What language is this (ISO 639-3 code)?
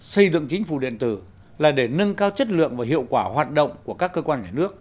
vie